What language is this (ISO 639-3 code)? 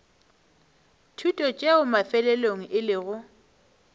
nso